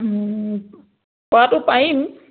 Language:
Assamese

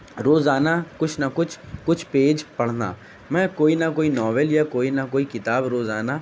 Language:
Urdu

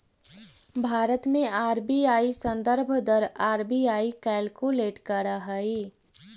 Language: Magahi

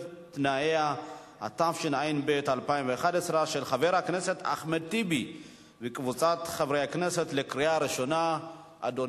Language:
Hebrew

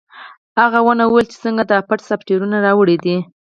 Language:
Pashto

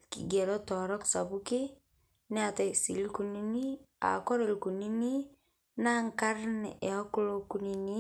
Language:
Masai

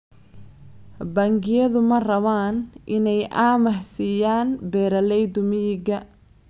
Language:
Somali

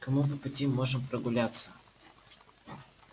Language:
Russian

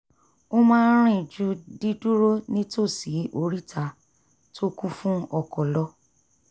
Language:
Yoruba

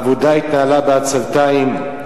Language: Hebrew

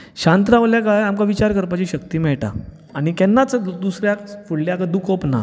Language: Konkani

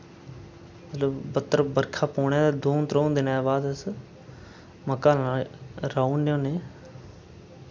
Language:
Dogri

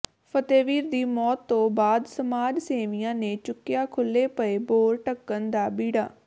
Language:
Punjabi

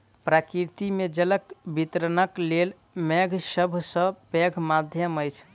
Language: Maithili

